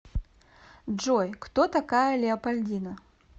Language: Russian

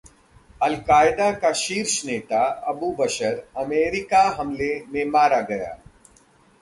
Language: Hindi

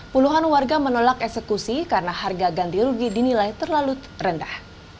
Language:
Indonesian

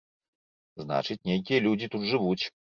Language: Belarusian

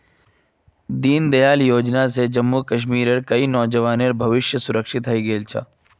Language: Magahi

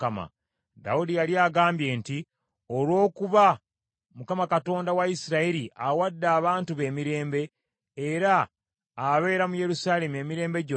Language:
Ganda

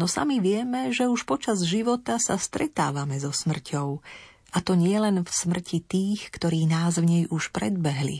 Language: Slovak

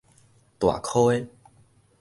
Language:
Min Nan Chinese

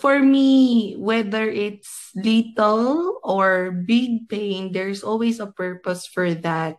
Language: Filipino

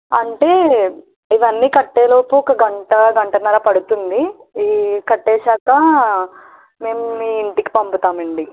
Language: Telugu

